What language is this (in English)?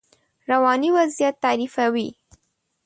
Pashto